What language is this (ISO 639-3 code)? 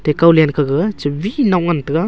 nnp